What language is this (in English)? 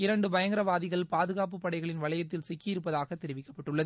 Tamil